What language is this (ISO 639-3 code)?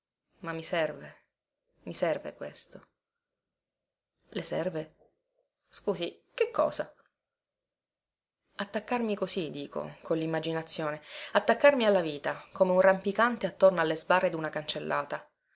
ita